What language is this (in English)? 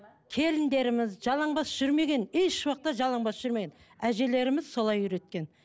Kazakh